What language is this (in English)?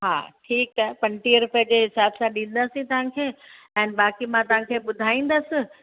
Sindhi